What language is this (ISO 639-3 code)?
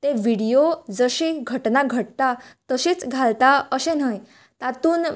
kok